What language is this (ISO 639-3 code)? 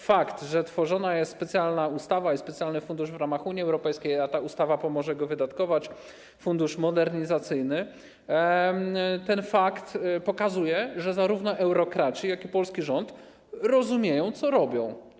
pol